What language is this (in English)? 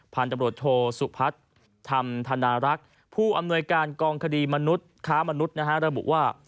Thai